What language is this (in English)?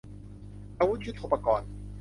Thai